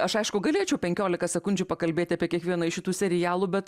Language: Lithuanian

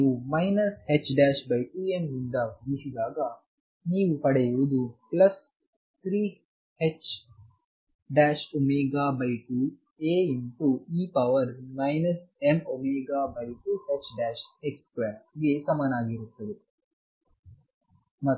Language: Kannada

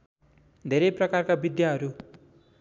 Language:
Nepali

